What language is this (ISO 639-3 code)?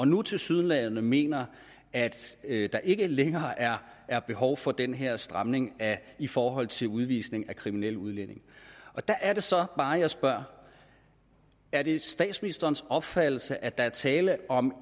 dan